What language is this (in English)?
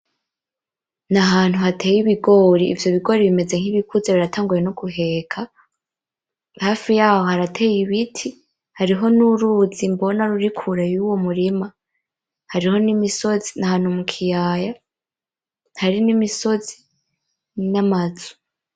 Rundi